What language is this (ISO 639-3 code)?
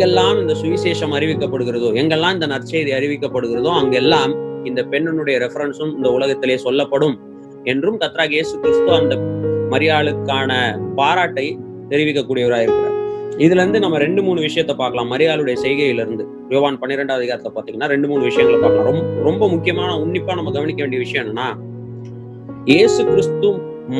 tam